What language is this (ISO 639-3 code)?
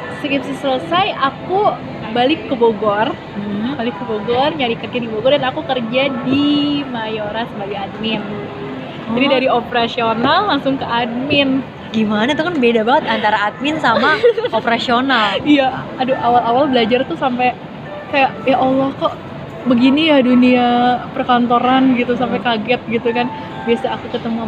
ind